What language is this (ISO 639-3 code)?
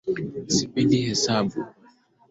swa